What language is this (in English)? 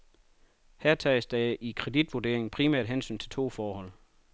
Danish